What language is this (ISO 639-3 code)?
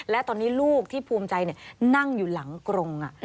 tha